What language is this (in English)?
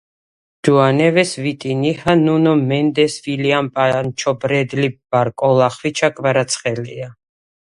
Georgian